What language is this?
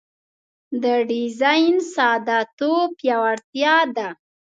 Pashto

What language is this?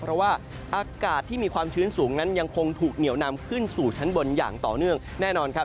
Thai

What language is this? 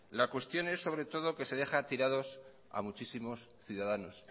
Spanish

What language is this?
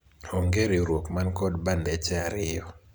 Luo (Kenya and Tanzania)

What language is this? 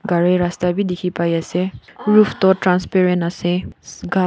Naga Pidgin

